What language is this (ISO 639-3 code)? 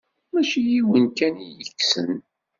kab